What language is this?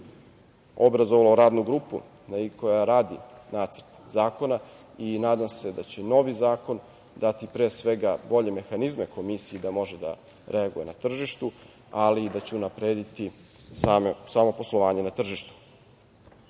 Serbian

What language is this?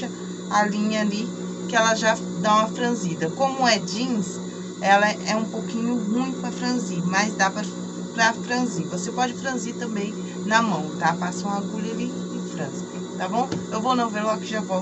Portuguese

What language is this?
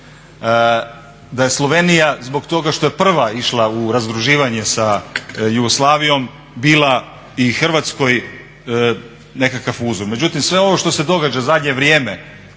Croatian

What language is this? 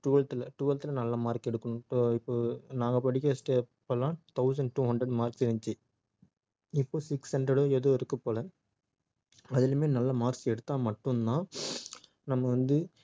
Tamil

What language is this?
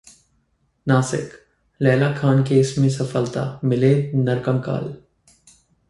Hindi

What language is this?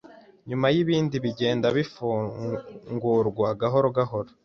Kinyarwanda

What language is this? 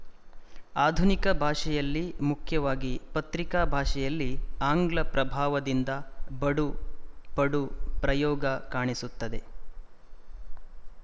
Kannada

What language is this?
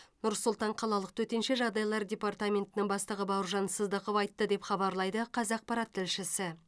Kazakh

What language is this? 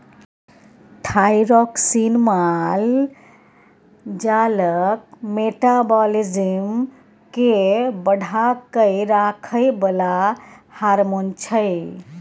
Maithili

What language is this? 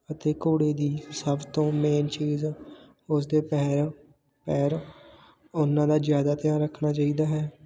Punjabi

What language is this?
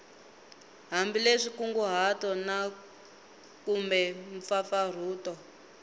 Tsonga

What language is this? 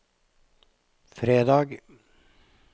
Norwegian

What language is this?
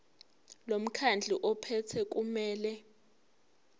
Zulu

